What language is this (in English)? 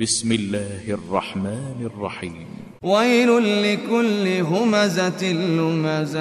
Arabic